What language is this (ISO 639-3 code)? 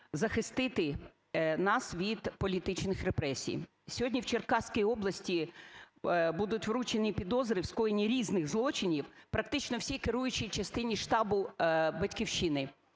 ukr